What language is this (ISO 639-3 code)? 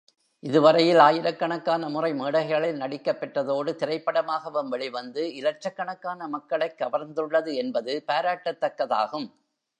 tam